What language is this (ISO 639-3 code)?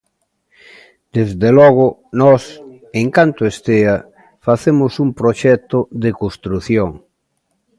glg